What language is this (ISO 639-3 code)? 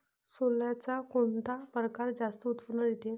mar